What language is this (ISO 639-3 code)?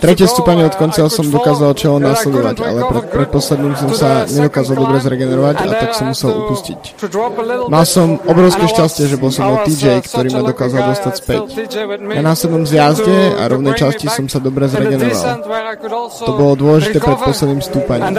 slk